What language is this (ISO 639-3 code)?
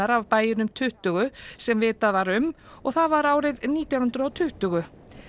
isl